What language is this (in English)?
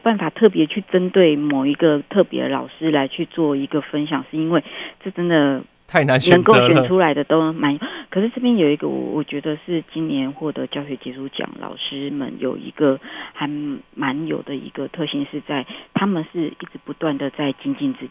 Chinese